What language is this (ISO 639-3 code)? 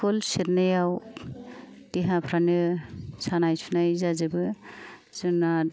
brx